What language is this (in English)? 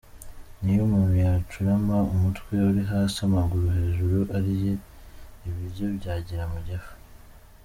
Kinyarwanda